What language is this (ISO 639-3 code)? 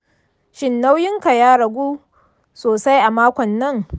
hau